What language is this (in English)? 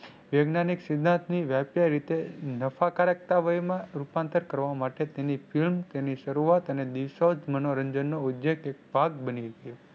Gujarati